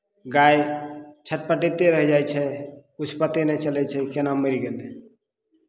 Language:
Maithili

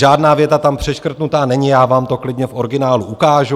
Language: Czech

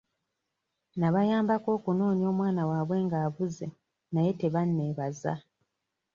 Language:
Ganda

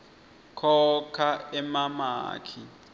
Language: Swati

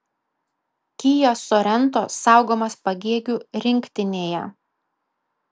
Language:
Lithuanian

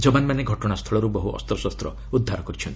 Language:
Odia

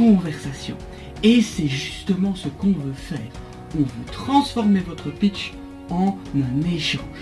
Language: French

